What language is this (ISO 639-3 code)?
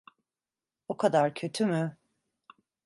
tur